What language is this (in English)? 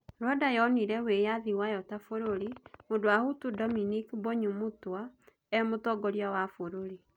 Kikuyu